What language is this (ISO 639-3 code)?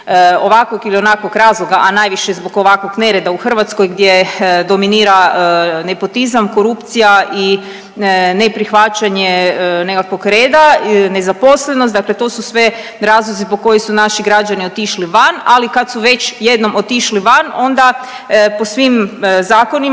hrv